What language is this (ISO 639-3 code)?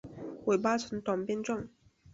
zho